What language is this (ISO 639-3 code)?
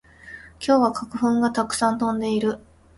jpn